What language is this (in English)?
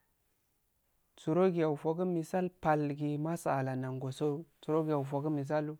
Afade